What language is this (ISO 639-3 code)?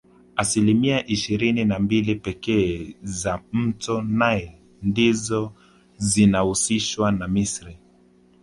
swa